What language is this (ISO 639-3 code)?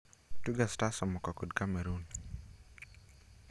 luo